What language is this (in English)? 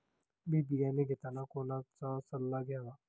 Marathi